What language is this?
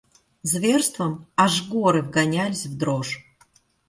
Russian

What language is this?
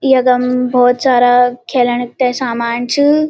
Garhwali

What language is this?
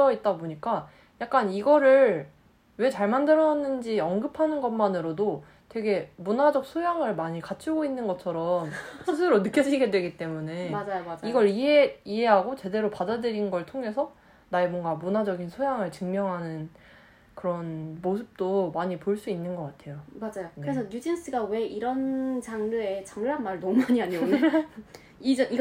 Korean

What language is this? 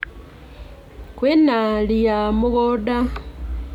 Kikuyu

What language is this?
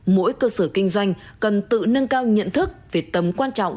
Vietnamese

